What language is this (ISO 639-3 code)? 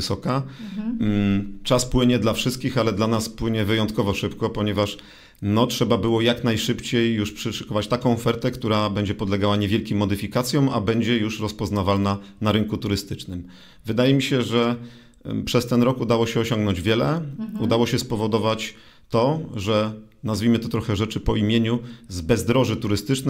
pol